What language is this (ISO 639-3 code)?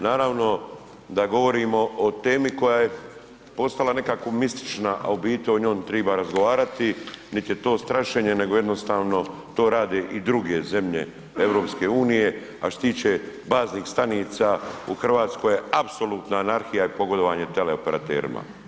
hrv